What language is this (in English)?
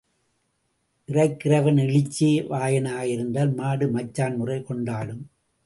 Tamil